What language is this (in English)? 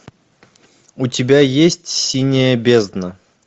Russian